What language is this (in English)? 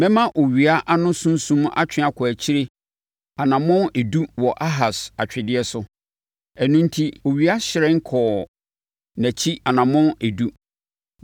Akan